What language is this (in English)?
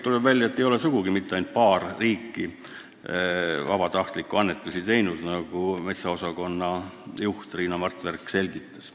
Estonian